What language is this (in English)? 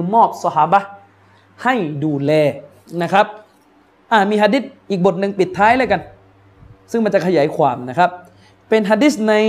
Thai